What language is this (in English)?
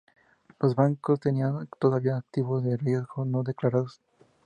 Spanish